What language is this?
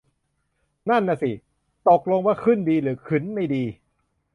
Thai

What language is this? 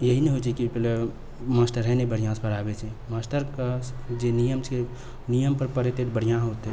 Maithili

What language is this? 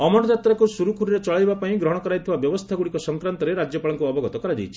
Odia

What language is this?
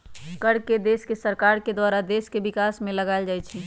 Magahi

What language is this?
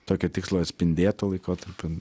Lithuanian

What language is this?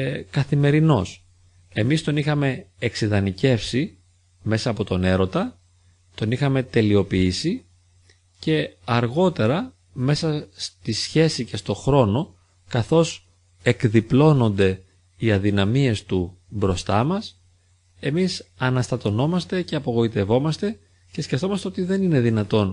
Greek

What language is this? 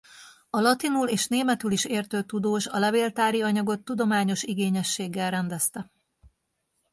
Hungarian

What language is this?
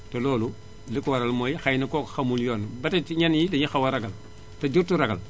Wolof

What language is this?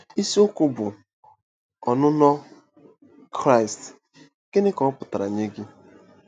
Igbo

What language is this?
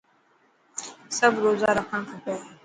Dhatki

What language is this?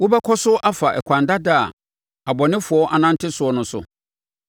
Akan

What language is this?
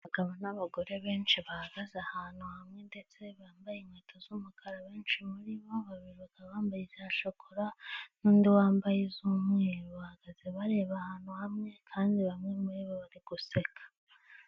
Kinyarwanda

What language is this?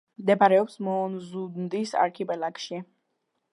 Georgian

